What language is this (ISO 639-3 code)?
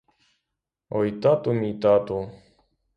ukr